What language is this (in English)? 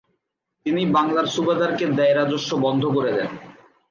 Bangla